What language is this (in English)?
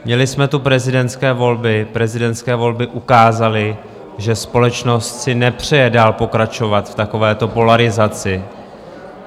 Czech